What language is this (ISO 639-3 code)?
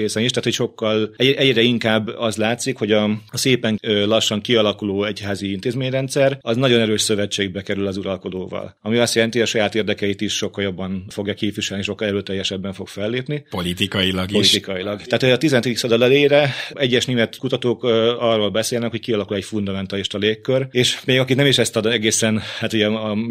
hun